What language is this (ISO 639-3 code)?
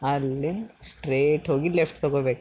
kan